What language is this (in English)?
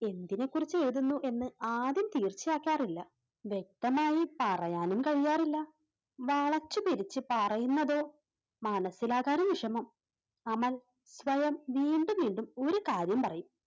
Malayalam